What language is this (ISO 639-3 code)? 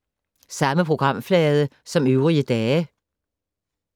dan